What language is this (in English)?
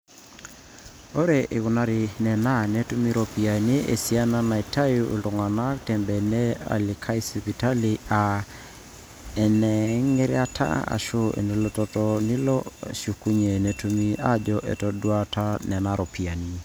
Masai